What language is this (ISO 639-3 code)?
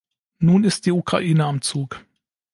deu